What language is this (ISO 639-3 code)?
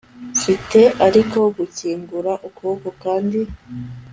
kin